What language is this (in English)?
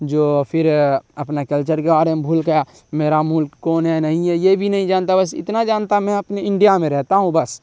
Urdu